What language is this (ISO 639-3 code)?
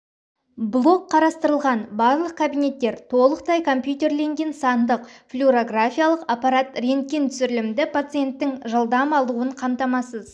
kaz